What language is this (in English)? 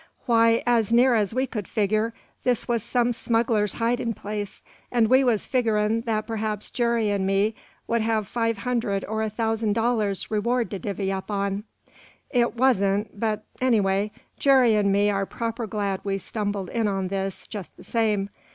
English